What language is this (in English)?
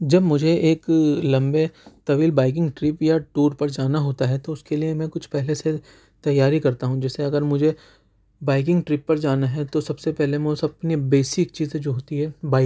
Urdu